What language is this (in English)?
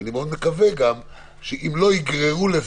Hebrew